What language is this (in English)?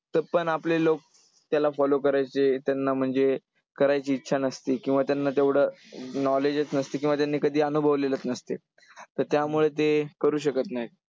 Marathi